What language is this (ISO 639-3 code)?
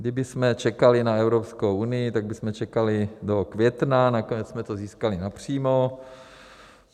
ces